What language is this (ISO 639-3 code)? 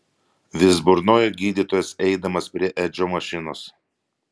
lit